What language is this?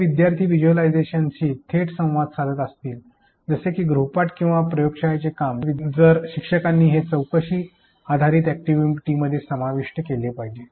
Marathi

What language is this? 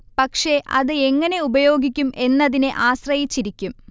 Malayalam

